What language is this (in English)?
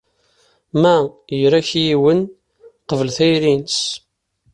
Kabyle